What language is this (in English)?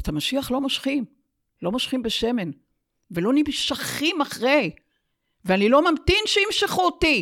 Hebrew